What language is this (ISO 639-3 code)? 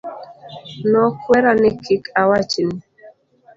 luo